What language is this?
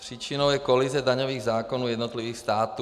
Czech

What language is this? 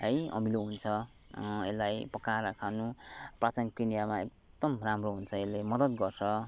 Nepali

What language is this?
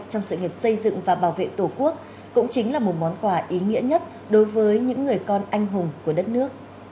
Vietnamese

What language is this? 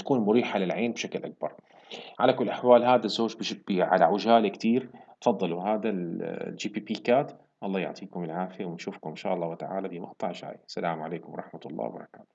Arabic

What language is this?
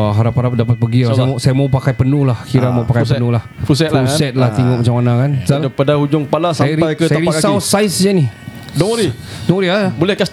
Malay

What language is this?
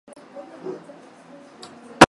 Swahili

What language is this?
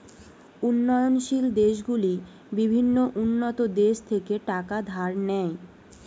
Bangla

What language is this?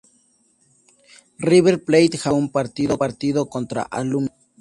Spanish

